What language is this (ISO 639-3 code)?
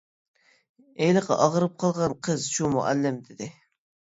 uig